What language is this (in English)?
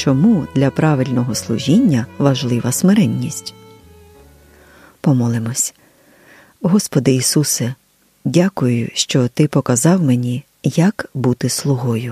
Ukrainian